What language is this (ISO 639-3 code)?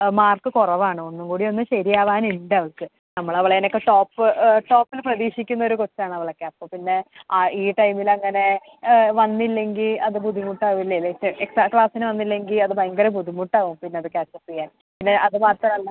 mal